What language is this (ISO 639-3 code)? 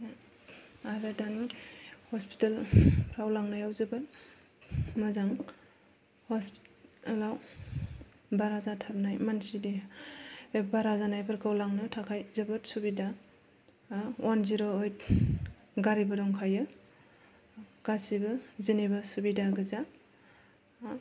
brx